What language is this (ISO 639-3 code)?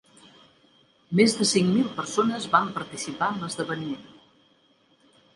cat